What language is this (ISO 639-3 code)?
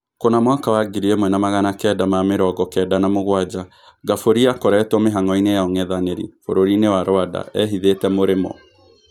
kik